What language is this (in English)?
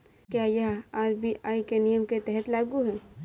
Hindi